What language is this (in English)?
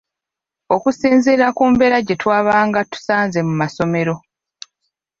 Ganda